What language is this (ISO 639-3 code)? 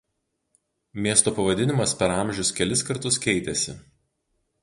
lit